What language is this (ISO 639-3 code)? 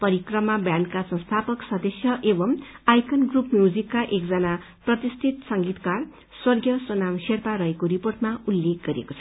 nep